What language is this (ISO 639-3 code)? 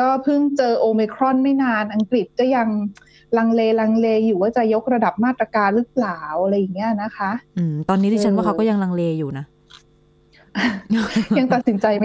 tha